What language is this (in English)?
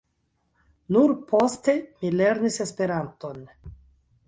Esperanto